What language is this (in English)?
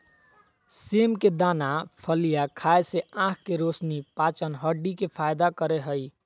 Magahi